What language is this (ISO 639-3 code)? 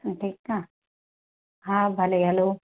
snd